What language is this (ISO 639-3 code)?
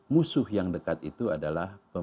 ind